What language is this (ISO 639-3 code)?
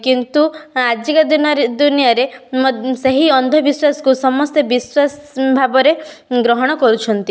ori